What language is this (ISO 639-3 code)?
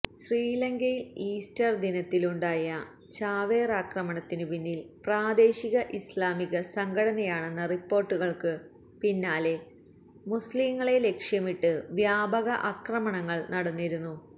mal